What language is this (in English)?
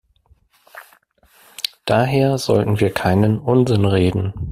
German